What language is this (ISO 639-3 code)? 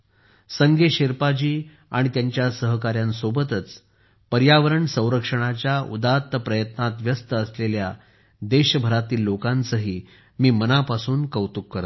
mar